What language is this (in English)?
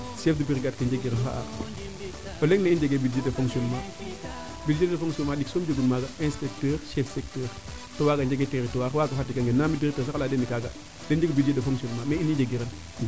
Serer